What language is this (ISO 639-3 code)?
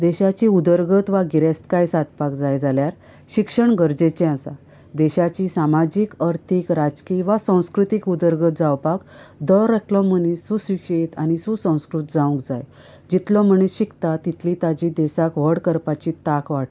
kok